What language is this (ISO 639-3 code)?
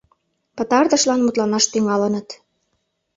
chm